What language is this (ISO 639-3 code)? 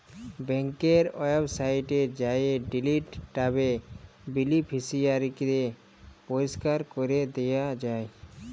ben